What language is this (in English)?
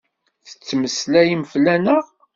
Kabyle